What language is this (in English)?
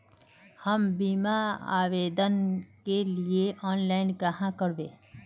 Magahi